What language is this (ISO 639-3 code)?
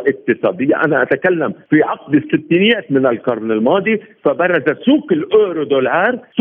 ara